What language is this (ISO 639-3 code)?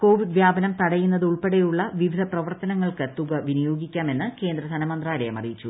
mal